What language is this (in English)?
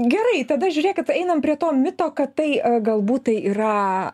Lithuanian